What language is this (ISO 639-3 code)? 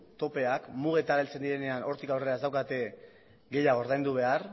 eus